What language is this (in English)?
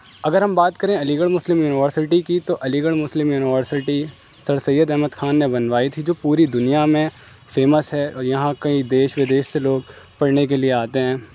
Urdu